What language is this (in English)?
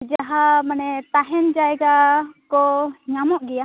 Santali